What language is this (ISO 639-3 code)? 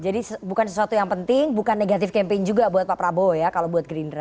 ind